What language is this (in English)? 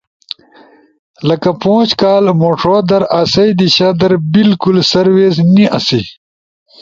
Ushojo